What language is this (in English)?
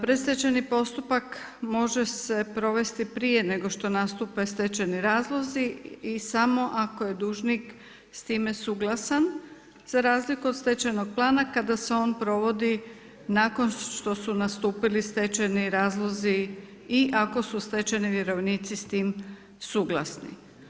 Croatian